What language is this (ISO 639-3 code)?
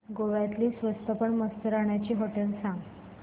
mar